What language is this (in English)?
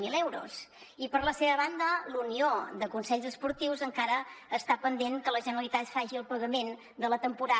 Catalan